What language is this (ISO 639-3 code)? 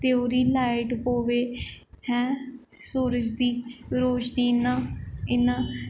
doi